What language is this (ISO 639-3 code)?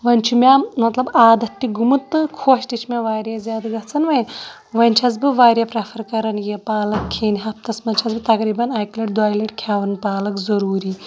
kas